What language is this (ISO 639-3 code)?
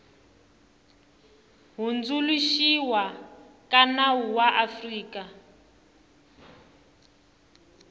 tso